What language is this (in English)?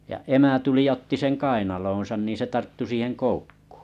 Finnish